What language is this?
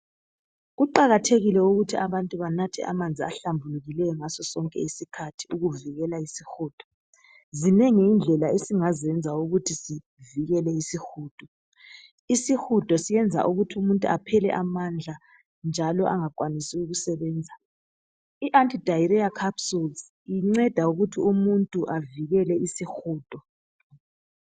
North Ndebele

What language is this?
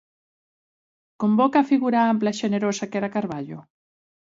Galician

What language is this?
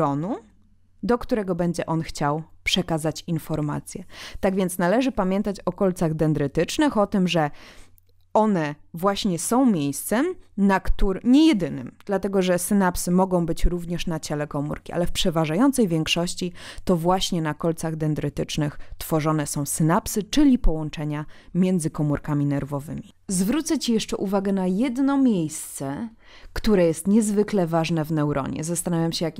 Polish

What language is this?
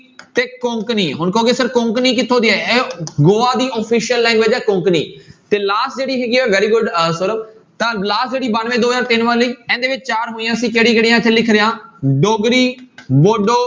Punjabi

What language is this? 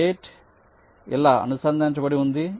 Telugu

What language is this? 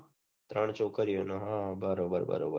Gujarati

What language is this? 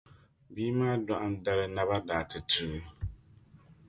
Dagbani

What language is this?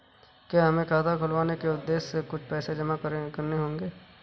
Hindi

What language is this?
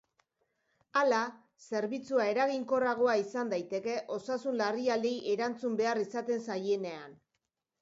Basque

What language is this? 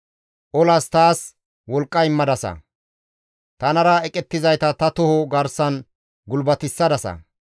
Gamo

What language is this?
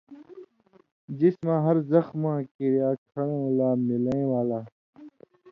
Indus Kohistani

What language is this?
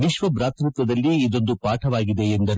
Kannada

